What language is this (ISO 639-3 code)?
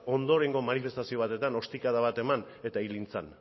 eus